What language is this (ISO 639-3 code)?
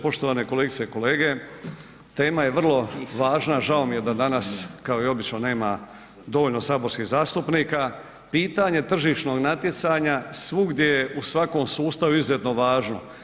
hrv